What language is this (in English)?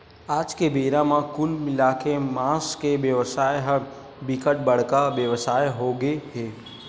Chhattisgarhi